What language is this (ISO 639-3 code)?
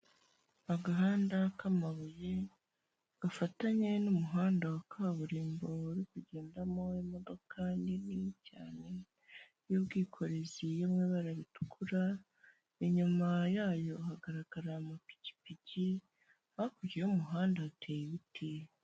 kin